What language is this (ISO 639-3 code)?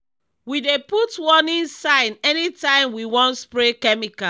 pcm